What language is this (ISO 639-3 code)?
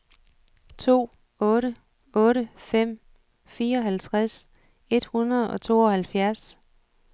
dan